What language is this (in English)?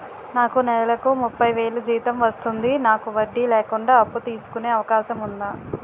Telugu